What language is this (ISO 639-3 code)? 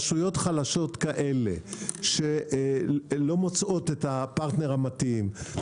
heb